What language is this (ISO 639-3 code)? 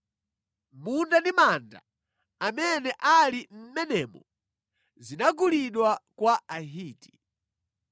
nya